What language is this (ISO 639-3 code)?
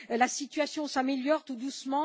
fra